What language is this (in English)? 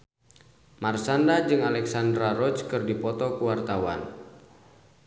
Sundanese